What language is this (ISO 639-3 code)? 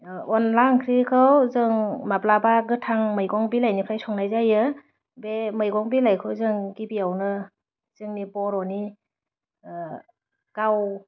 brx